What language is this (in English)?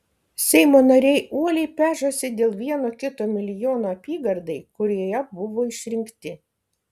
Lithuanian